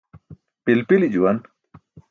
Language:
Burushaski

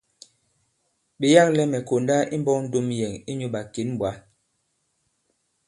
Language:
Bankon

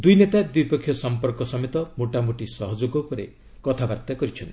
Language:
Odia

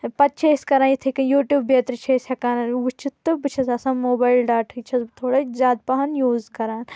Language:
Kashmiri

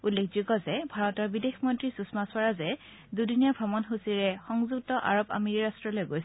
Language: Assamese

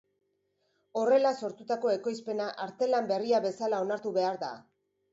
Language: Basque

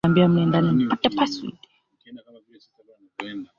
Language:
Swahili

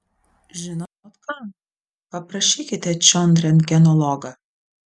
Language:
Lithuanian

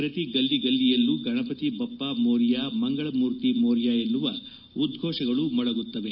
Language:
Kannada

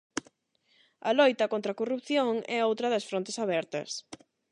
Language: Galician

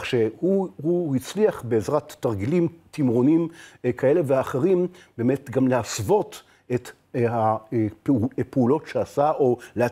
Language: Hebrew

